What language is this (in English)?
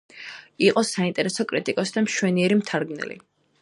Georgian